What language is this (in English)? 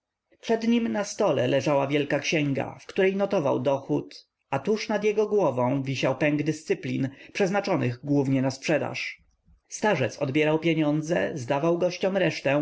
Polish